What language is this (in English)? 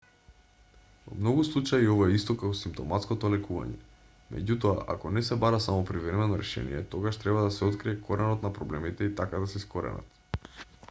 Macedonian